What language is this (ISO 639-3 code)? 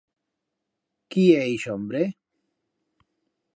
arg